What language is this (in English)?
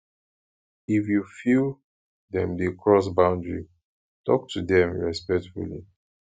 Nigerian Pidgin